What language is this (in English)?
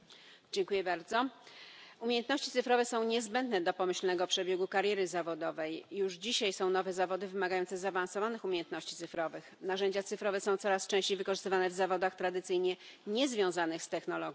Polish